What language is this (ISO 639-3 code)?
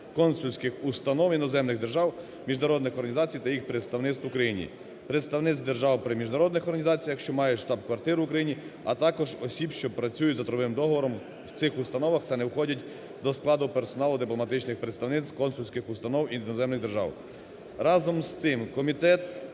ukr